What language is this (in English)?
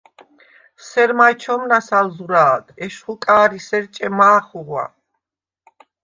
Svan